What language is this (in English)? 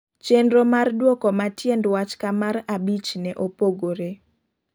Luo (Kenya and Tanzania)